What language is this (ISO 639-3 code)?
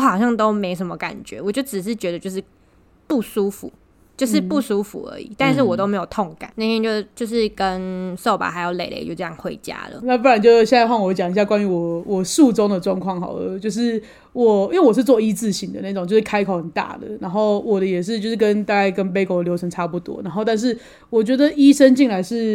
zho